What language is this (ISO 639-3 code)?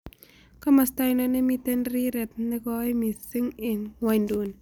kln